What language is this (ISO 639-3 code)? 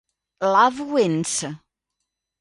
ita